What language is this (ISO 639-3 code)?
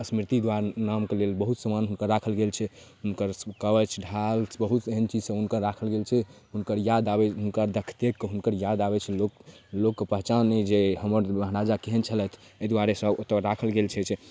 mai